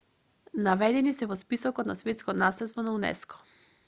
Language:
Macedonian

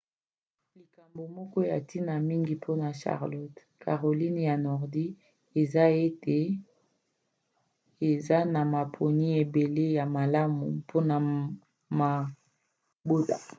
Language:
Lingala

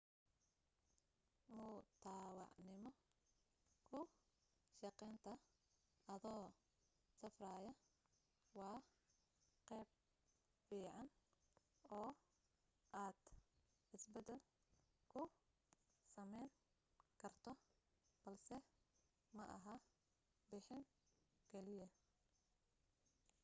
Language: Somali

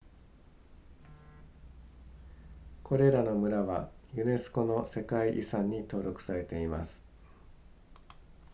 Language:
Japanese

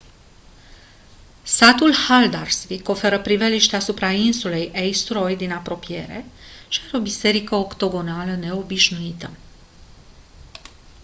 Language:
Romanian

